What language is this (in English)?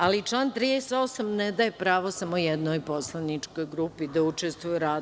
Serbian